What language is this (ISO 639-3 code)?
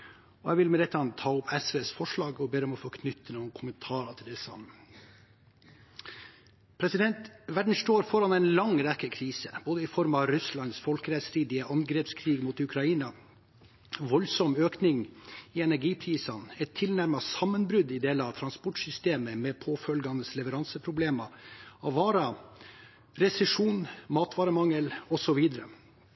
nob